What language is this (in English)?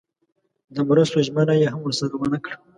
Pashto